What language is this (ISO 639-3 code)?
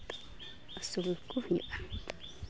sat